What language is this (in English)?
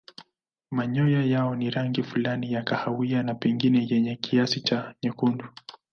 Swahili